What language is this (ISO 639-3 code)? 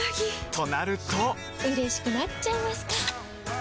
jpn